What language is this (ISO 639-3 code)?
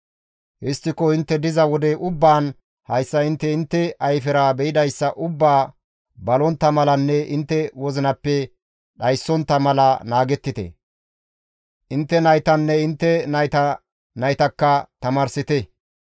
gmv